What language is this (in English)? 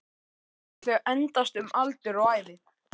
Icelandic